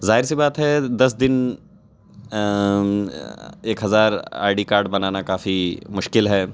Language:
Urdu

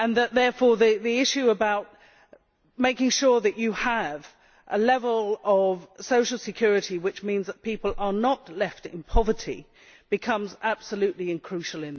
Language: English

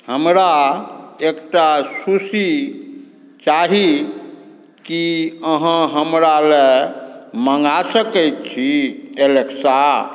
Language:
Maithili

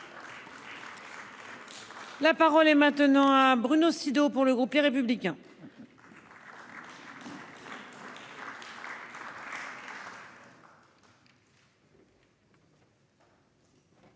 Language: French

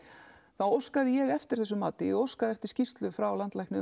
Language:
Icelandic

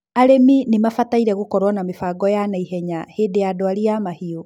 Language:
Kikuyu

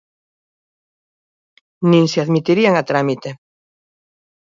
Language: Galician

